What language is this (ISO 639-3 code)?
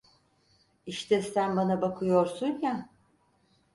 tur